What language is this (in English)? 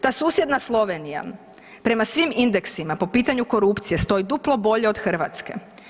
Croatian